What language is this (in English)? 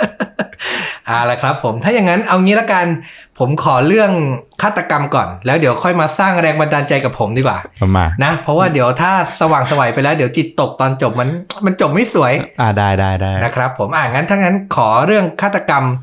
Thai